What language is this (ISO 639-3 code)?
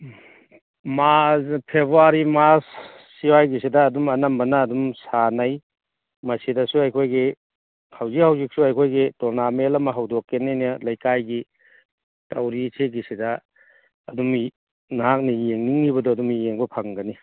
mni